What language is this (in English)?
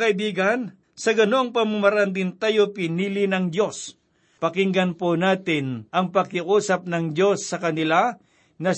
Filipino